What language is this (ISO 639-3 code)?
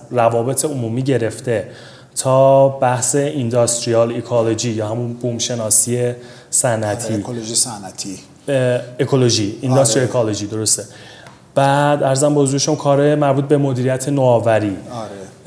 fas